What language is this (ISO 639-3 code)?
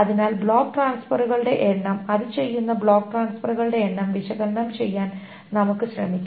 mal